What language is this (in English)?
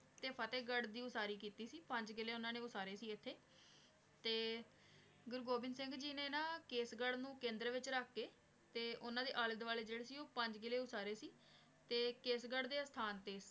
Punjabi